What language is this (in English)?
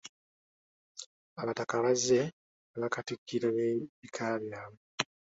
Ganda